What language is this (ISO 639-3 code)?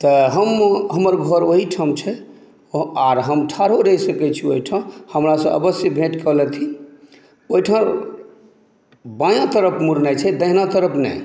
mai